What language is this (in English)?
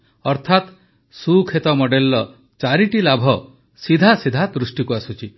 Odia